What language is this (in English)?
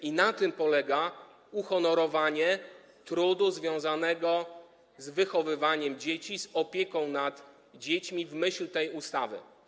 Polish